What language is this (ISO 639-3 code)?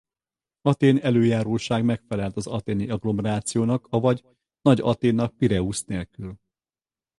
hun